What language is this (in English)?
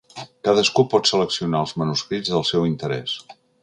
Catalan